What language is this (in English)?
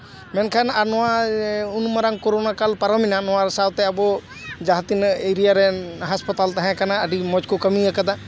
Santali